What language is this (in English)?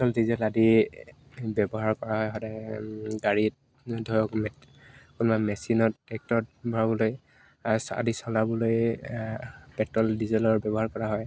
Assamese